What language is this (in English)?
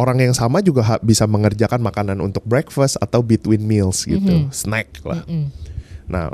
Indonesian